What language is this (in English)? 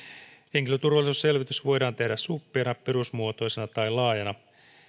Finnish